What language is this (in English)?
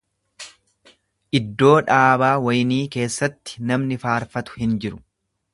Oromo